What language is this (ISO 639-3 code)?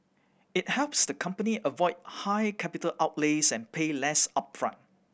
eng